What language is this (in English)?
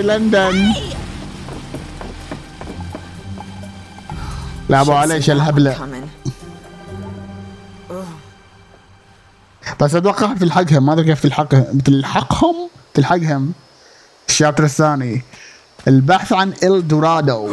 Arabic